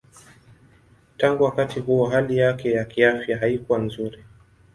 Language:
Swahili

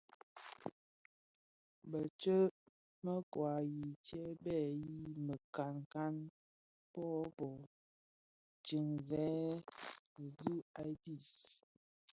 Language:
Bafia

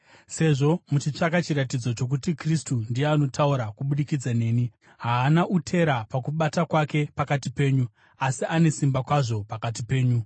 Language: Shona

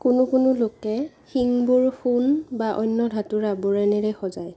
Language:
Assamese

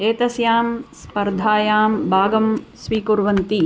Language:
Sanskrit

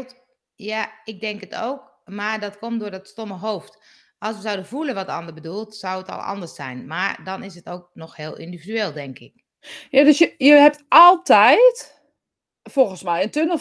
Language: Dutch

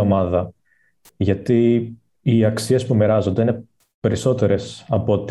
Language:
Greek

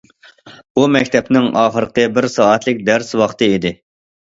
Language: Uyghur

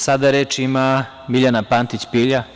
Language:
Serbian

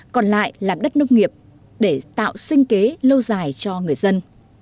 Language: Vietnamese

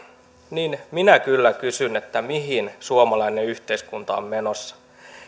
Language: Finnish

